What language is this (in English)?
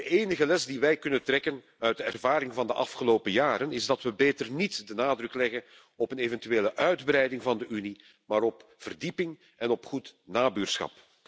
Dutch